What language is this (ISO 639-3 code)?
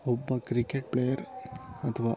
kan